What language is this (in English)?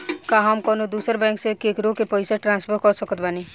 Bhojpuri